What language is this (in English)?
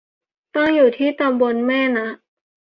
Thai